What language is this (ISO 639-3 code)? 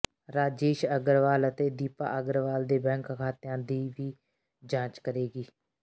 pan